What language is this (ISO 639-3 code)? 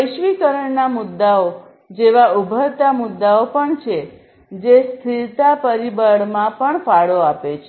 guj